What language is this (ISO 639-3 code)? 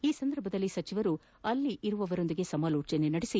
kan